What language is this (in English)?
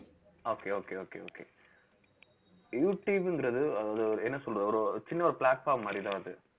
Tamil